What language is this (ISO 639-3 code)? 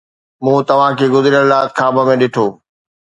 snd